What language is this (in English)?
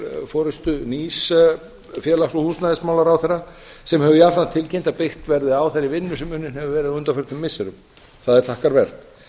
Icelandic